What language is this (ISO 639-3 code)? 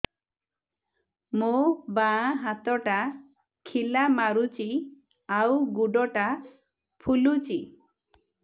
ori